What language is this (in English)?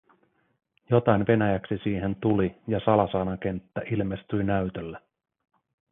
Finnish